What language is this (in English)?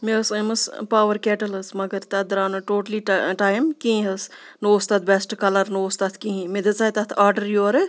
Kashmiri